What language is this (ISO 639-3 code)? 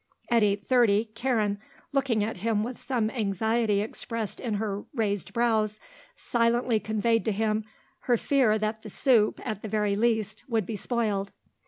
eng